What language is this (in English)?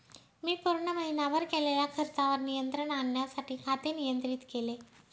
Marathi